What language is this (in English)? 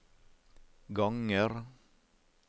Norwegian